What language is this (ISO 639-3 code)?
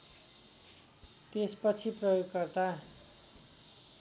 nep